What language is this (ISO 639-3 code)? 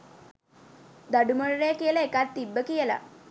sin